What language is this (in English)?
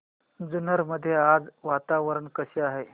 Marathi